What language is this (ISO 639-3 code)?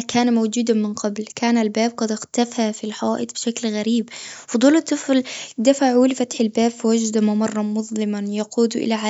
afb